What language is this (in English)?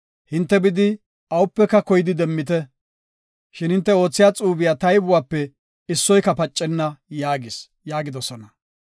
Gofa